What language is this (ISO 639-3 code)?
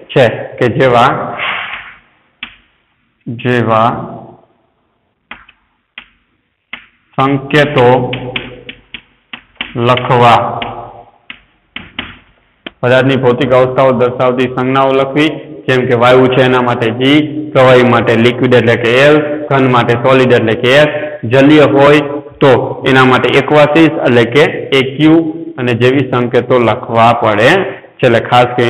hin